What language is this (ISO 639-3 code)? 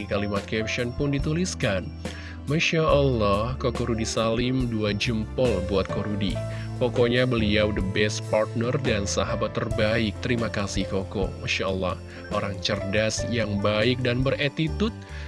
ind